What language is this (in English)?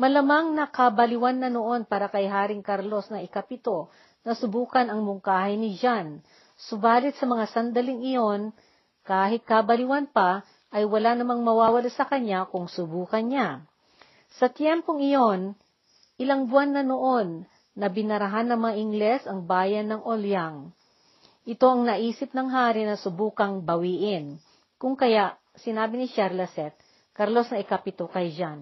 Filipino